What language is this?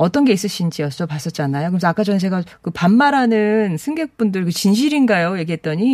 Korean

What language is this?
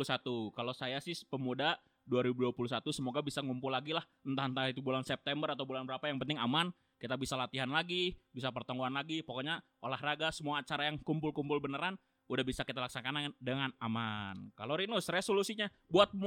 Indonesian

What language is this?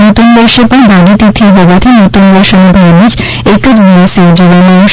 Gujarati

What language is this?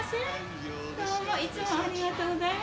Japanese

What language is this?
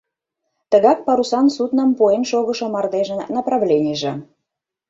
Mari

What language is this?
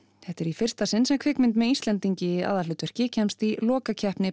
Icelandic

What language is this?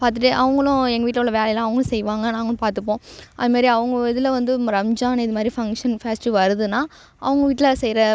Tamil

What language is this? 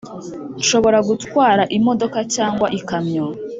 Kinyarwanda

